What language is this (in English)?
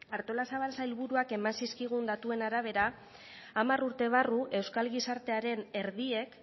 Basque